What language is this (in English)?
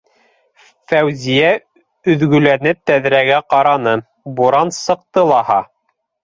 Bashkir